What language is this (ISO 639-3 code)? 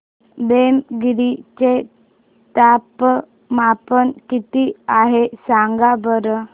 mar